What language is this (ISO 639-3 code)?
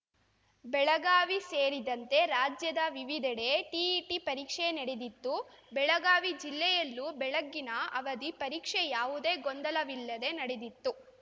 kan